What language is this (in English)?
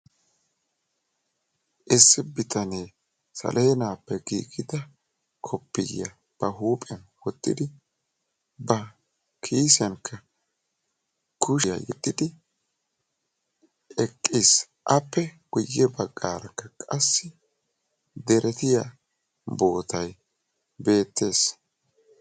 Wolaytta